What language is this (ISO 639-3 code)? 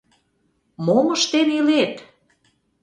chm